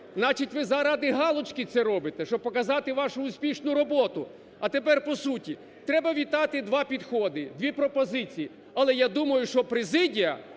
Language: Ukrainian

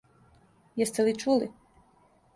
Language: Serbian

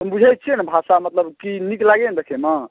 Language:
Maithili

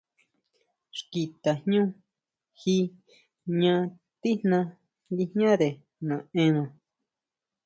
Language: Huautla Mazatec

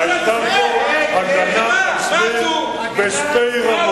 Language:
Hebrew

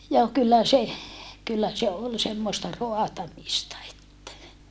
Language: Finnish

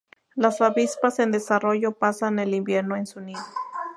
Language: Spanish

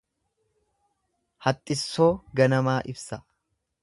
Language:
Oromo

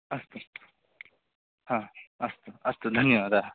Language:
Sanskrit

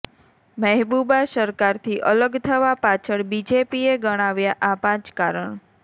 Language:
Gujarati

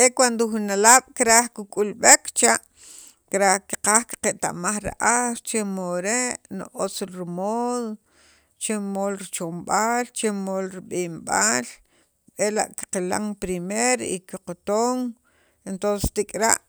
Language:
Sacapulteco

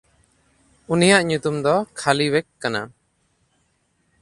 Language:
Santali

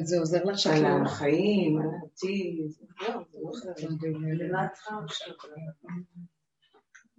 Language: Hebrew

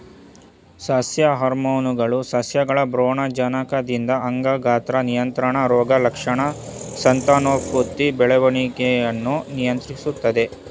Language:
Kannada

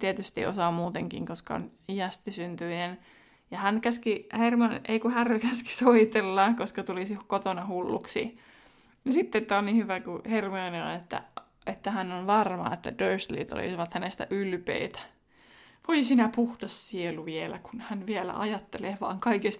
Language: Finnish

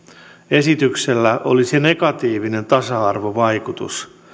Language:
Finnish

